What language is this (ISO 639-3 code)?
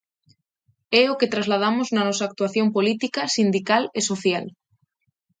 glg